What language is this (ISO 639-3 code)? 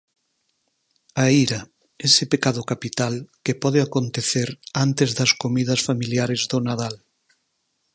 glg